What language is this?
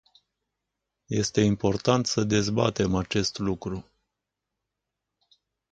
Romanian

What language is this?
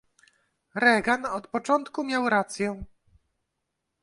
Polish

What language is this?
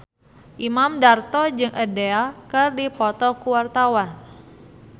Sundanese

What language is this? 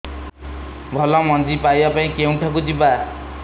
Odia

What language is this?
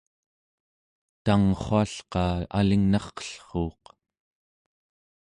Central Yupik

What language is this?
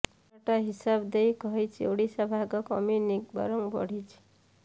Odia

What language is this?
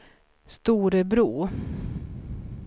Swedish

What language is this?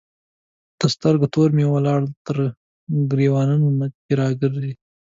Pashto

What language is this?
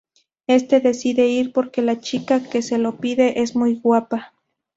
Spanish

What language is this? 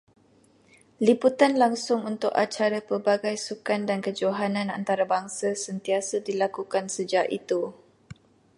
Malay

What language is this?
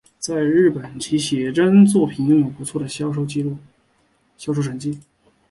Chinese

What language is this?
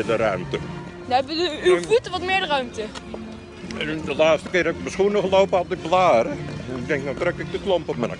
Dutch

